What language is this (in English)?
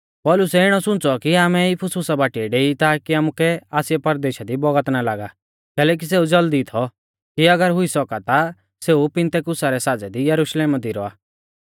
Mahasu Pahari